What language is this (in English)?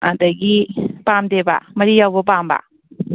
Manipuri